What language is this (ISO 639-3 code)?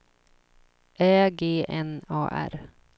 swe